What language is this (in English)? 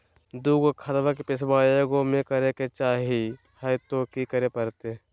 Magahi